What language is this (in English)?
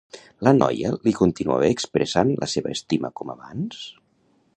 Catalan